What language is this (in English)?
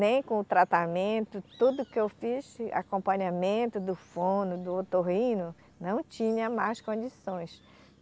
Portuguese